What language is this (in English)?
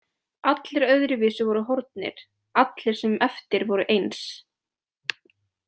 Icelandic